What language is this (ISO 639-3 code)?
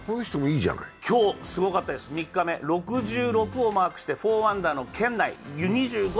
jpn